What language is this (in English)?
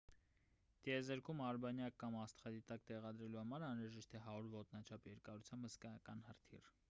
Armenian